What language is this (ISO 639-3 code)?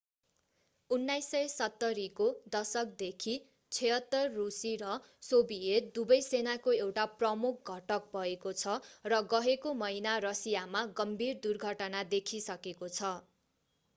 nep